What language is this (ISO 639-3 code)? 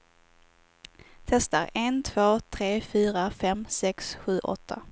swe